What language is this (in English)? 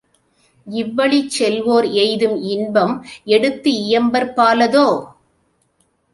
Tamil